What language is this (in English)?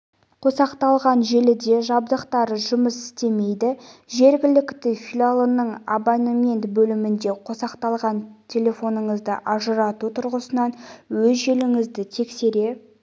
Kazakh